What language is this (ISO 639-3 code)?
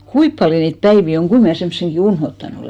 fin